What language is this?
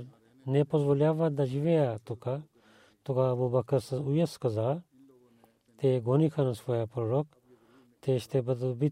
Bulgarian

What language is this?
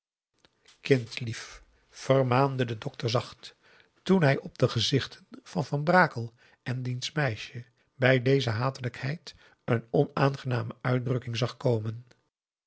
Dutch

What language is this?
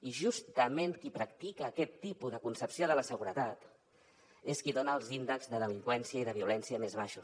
Catalan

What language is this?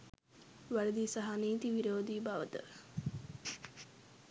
Sinhala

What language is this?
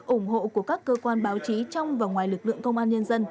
Vietnamese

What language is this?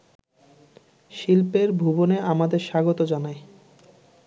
Bangla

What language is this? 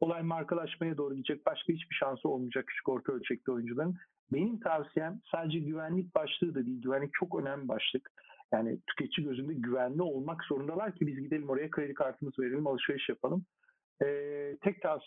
Turkish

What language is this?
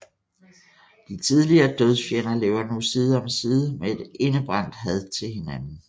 Danish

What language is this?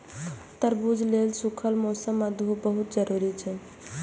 Maithili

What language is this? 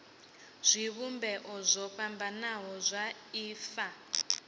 Venda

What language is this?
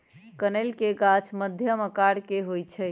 Magahi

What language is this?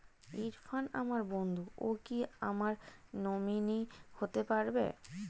Bangla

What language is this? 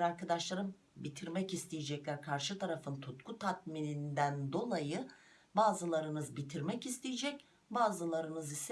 Turkish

